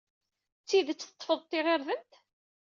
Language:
Kabyle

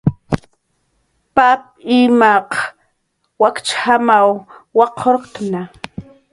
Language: Jaqaru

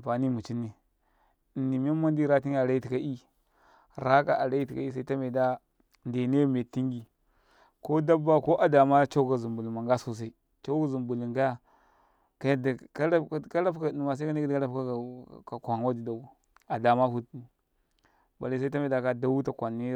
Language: Karekare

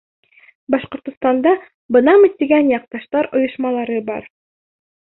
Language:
Bashkir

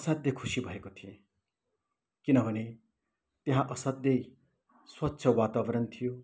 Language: Nepali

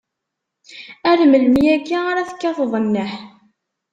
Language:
Kabyle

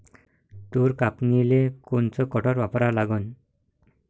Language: Marathi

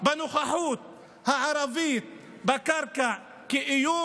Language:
Hebrew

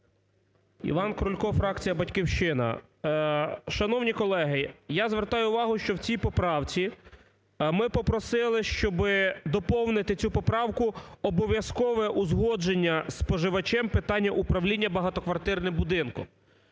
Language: Ukrainian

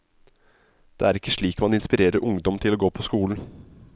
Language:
Norwegian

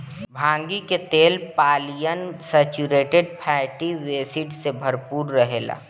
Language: Bhojpuri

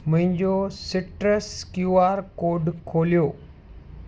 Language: Sindhi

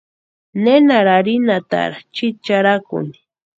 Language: Western Highland Purepecha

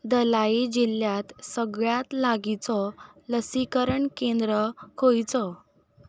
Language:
Konkani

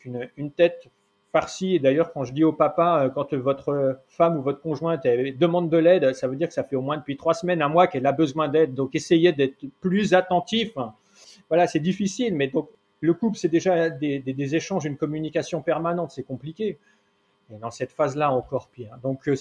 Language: French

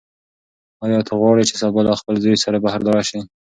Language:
Pashto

